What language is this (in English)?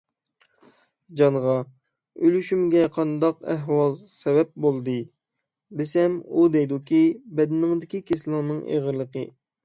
Uyghur